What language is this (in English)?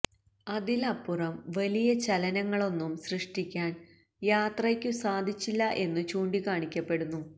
Malayalam